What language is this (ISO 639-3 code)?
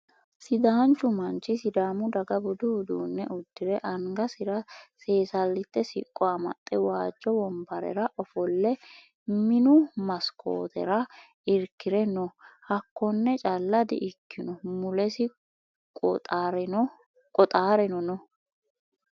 sid